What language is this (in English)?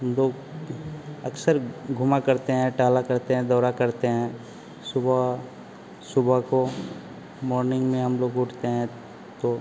Hindi